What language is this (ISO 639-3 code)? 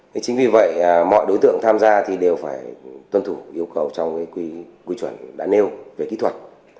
vie